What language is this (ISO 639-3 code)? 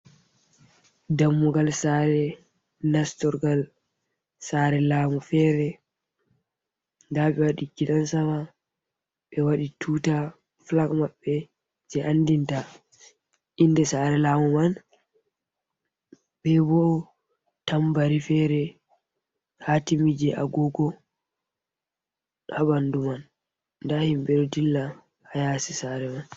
ful